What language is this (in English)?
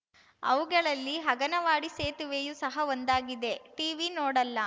Kannada